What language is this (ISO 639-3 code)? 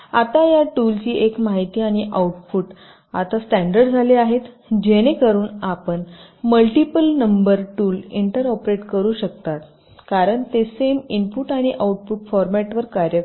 mar